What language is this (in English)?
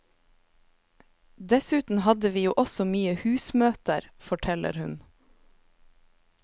Norwegian